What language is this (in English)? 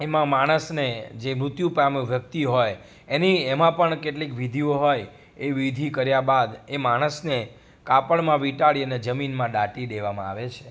Gujarati